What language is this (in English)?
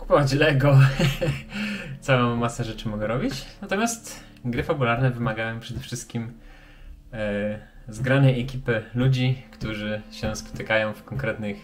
Polish